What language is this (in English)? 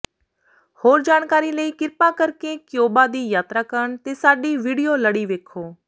Punjabi